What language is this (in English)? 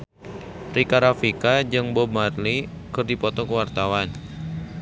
Sundanese